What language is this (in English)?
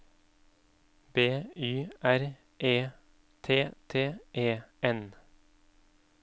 Norwegian